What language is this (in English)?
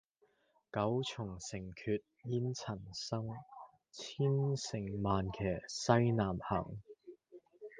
Cantonese